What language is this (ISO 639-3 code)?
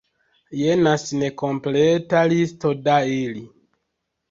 epo